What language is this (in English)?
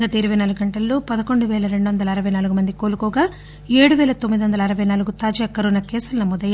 Telugu